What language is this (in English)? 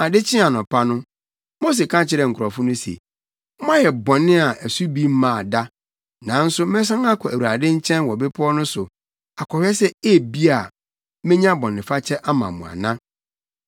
Akan